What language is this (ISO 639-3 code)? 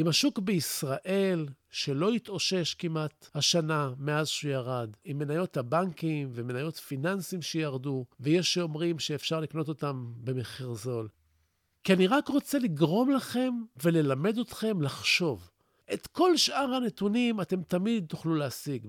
heb